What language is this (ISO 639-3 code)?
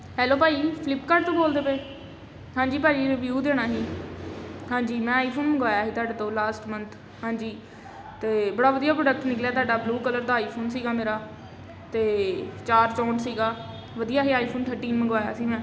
pan